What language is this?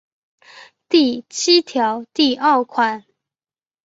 Chinese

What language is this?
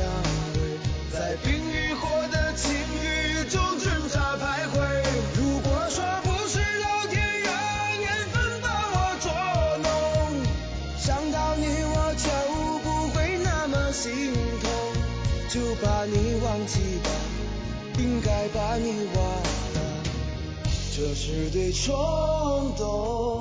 Chinese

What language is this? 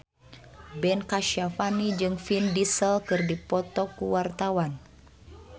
Sundanese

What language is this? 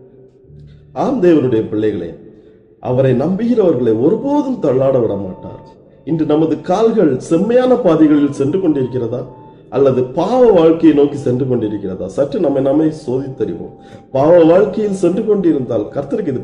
Tamil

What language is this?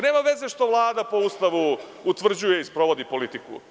Serbian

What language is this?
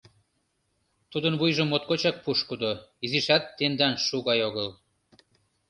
Mari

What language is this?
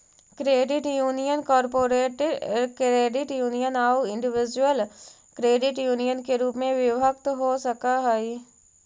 Magahi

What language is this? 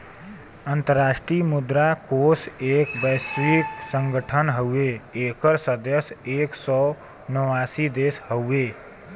Bhojpuri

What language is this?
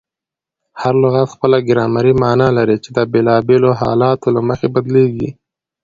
Pashto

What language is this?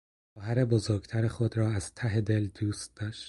Persian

